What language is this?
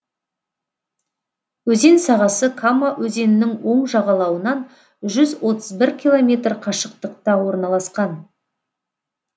Kazakh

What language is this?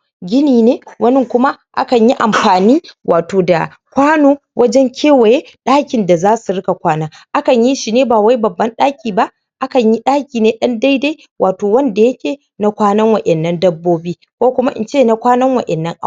Hausa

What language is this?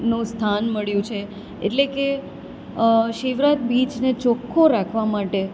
Gujarati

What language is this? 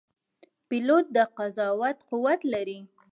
Pashto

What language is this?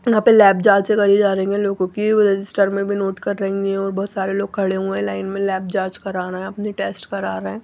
Hindi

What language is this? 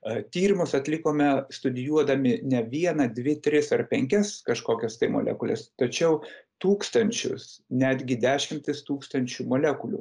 Lithuanian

